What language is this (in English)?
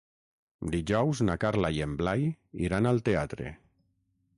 Catalan